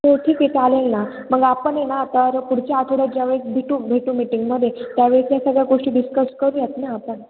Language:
Marathi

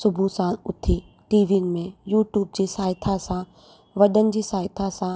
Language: Sindhi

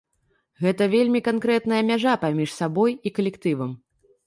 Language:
Belarusian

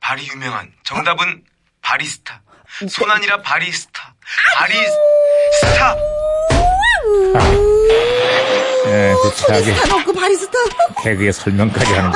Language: Korean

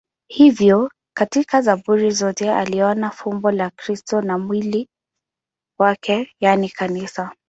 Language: Swahili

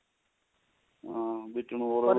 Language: Punjabi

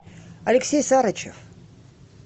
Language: Russian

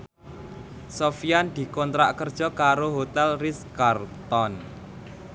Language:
Javanese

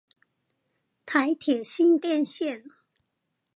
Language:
Chinese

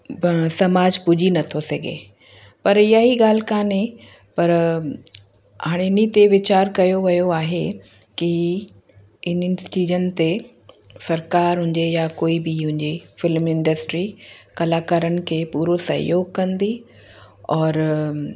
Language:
Sindhi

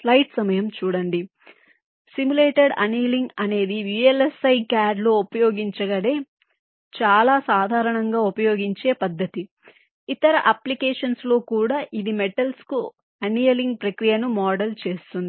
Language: Telugu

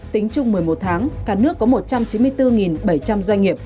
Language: Vietnamese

